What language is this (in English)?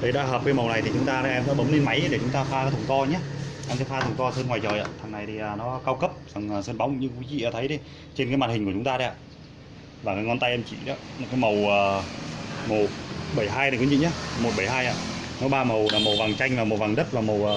Vietnamese